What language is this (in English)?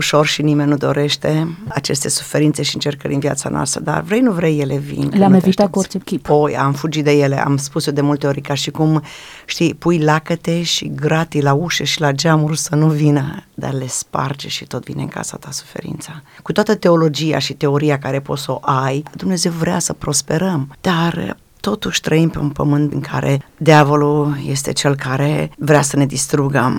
Romanian